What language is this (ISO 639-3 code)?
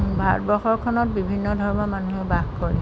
asm